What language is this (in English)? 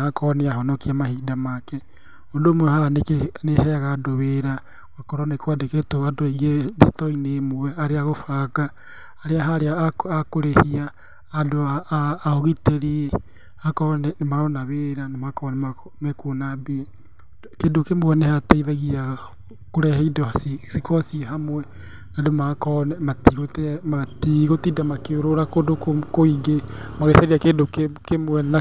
Kikuyu